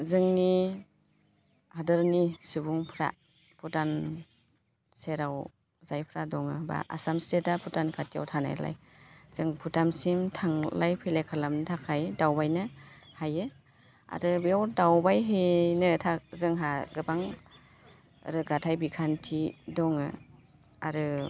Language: Bodo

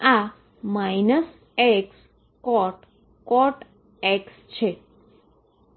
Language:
Gujarati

